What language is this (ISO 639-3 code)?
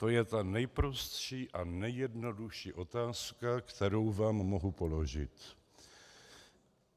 ces